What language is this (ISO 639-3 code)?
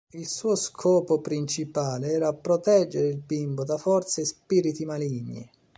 ita